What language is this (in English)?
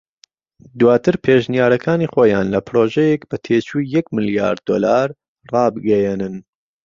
Central Kurdish